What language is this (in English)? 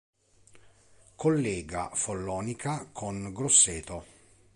Italian